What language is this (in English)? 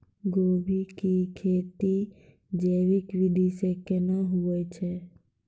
Maithili